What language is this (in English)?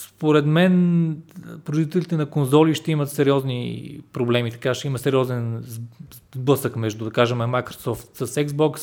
Bulgarian